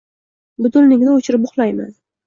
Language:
Uzbek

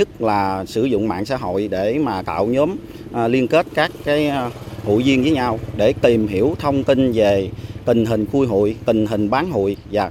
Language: Vietnamese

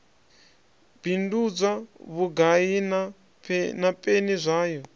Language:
Venda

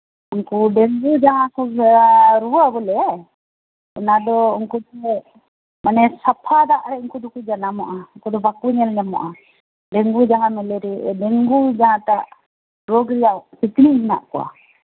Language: Santali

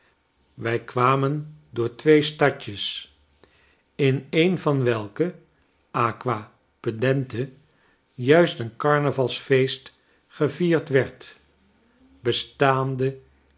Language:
Dutch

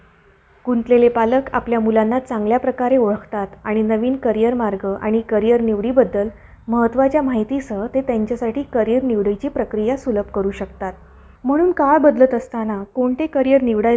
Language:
Marathi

